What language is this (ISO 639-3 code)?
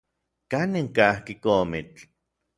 nlv